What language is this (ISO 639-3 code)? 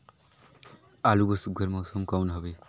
hne